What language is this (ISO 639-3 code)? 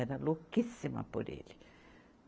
por